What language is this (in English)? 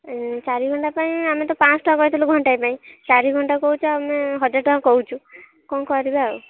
Odia